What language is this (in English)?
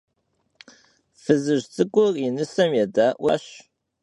Kabardian